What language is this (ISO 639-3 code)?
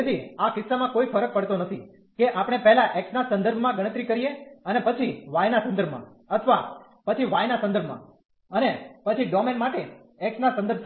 guj